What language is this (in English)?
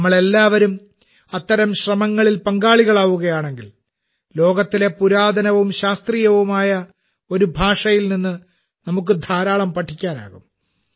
Malayalam